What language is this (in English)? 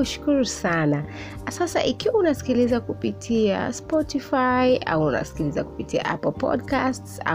Swahili